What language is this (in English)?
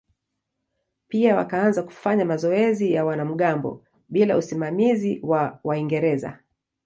Swahili